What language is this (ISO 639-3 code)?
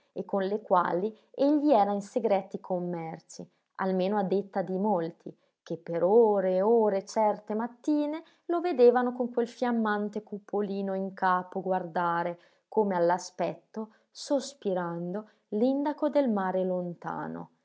ita